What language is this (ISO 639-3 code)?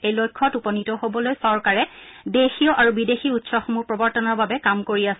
asm